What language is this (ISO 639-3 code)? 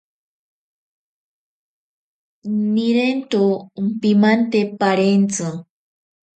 prq